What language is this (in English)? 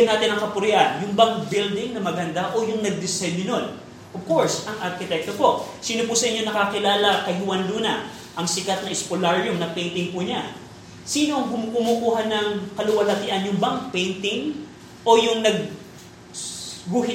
Filipino